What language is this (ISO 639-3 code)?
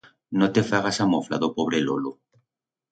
arg